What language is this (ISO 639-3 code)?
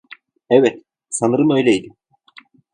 tur